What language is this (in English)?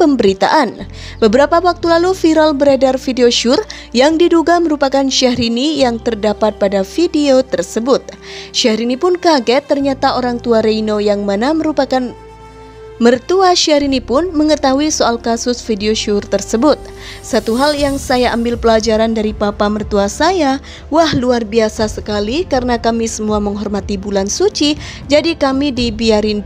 Indonesian